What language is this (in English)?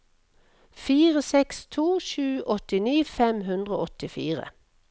Norwegian